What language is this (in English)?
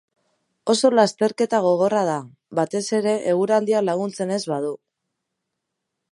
Basque